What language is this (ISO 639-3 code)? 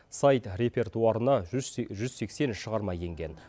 kaz